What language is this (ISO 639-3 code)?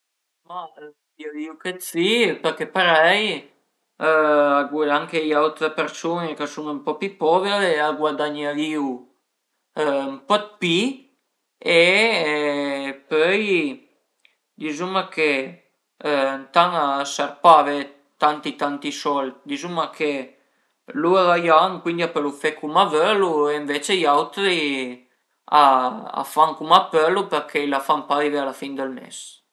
pms